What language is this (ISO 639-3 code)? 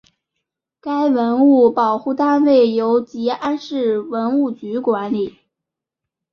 zho